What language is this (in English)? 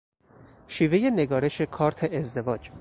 Persian